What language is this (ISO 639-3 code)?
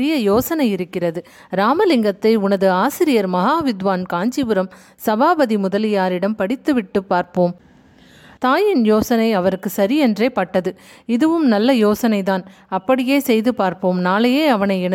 tam